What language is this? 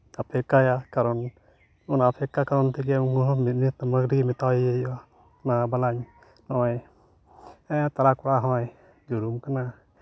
Santali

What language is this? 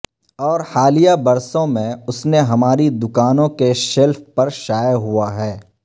Urdu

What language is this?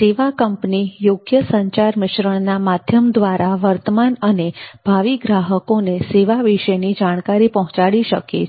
Gujarati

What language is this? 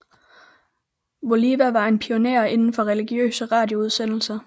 Danish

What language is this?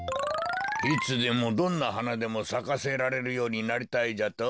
Japanese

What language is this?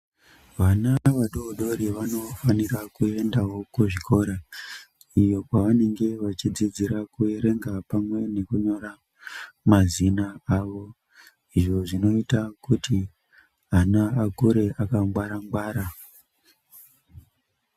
Ndau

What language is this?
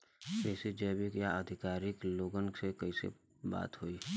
Bhojpuri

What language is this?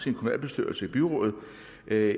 Danish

